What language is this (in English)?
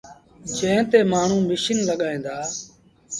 Sindhi Bhil